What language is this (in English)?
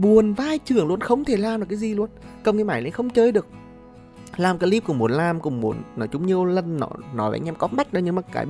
Vietnamese